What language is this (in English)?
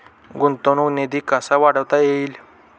Marathi